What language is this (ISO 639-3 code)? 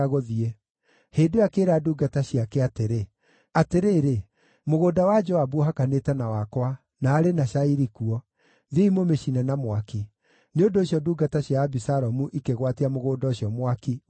kik